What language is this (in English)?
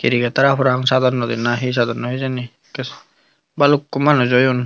Chakma